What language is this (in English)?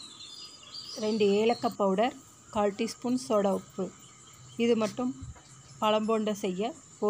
Thai